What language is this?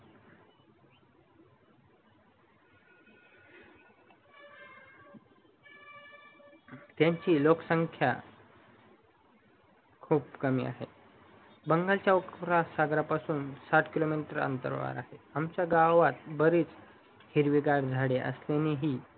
Marathi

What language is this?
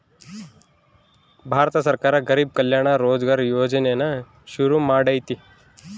Kannada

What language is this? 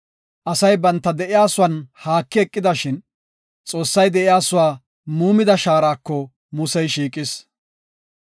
Gofa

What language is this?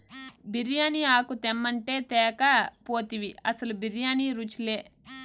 Telugu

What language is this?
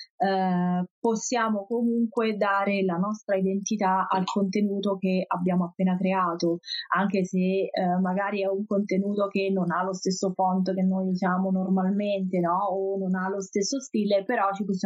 Italian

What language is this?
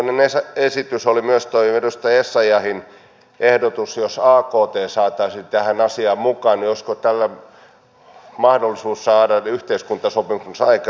Finnish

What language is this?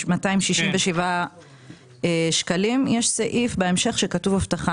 Hebrew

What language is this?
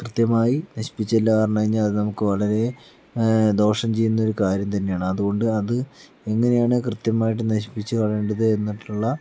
Malayalam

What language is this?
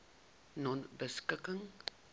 Afrikaans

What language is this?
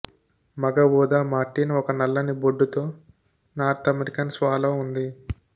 Telugu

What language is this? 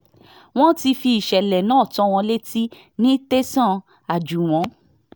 Yoruba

